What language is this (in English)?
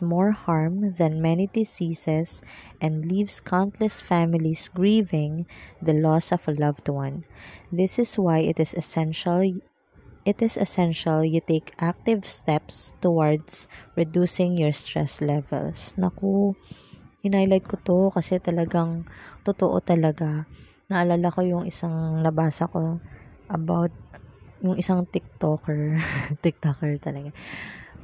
Filipino